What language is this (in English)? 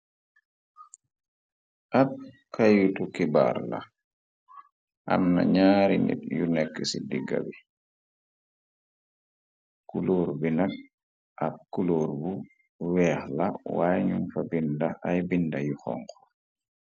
Wolof